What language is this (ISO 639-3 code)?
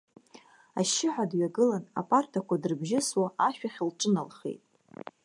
abk